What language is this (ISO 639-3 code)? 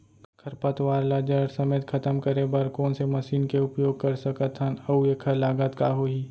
hne